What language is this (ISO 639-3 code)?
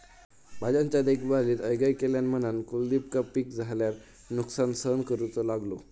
mar